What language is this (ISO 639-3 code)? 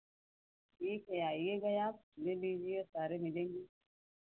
hin